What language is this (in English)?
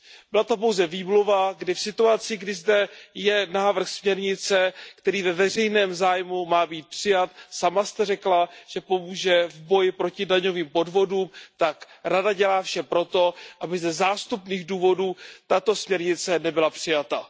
Czech